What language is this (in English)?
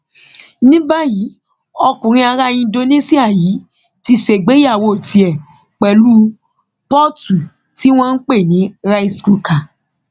Yoruba